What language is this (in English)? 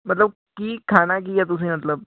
Punjabi